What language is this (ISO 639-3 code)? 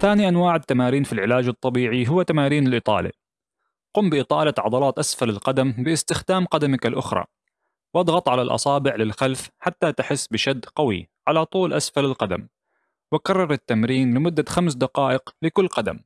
ara